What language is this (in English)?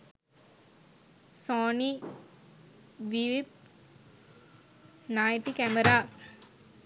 Sinhala